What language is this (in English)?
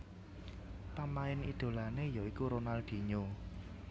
Javanese